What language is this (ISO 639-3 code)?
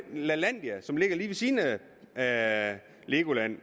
dan